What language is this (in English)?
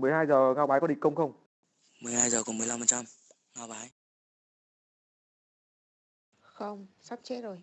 Vietnamese